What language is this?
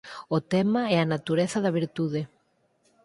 Galician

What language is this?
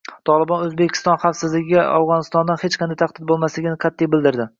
Uzbek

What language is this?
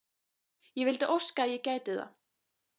Icelandic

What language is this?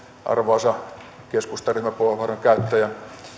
Finnish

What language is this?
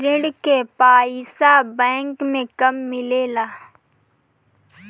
Bhojpuri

